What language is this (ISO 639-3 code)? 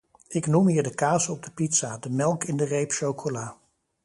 nld